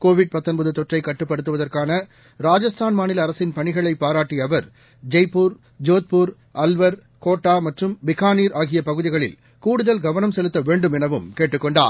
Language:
Tamil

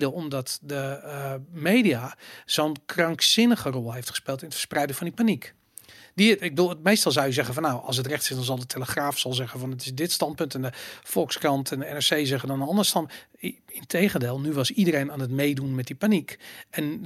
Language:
Dutch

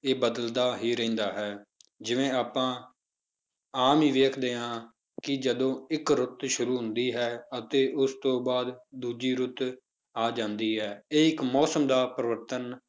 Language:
Punjabi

